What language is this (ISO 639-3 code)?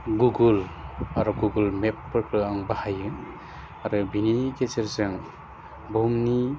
brx